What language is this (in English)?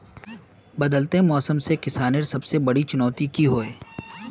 Magahi